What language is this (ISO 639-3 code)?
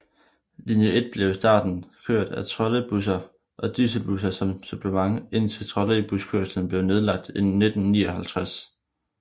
dan